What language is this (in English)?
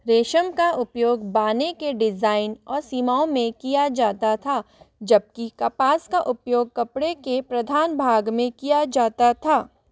Hindi